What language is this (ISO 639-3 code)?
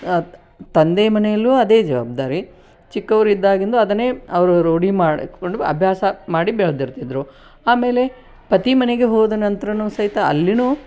kan